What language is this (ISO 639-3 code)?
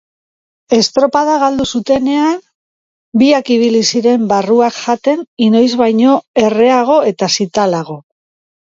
eus